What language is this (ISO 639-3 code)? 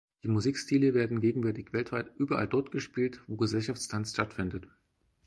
deu